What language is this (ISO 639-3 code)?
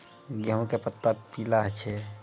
mai